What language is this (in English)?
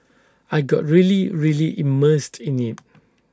English